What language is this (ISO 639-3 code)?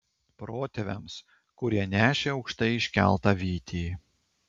lit